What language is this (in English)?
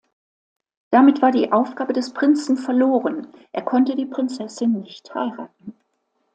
German